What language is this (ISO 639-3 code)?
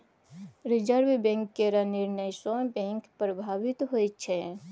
mai